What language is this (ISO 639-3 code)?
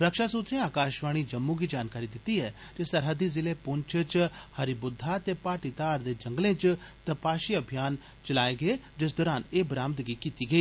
doi